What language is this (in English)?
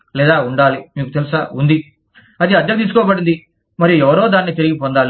Telugu